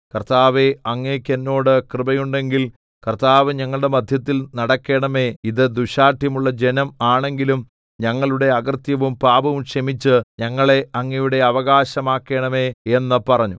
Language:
Malayalam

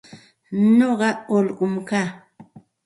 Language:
Santa Ana de Tusi Pasco Quechua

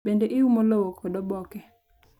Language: Luo (Kenya and Tanzania)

